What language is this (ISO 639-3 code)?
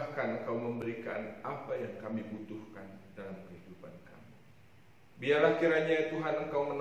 ind